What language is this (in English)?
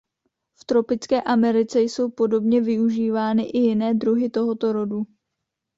Czech